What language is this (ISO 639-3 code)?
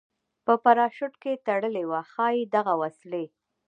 pus